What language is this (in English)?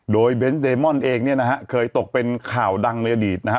Thai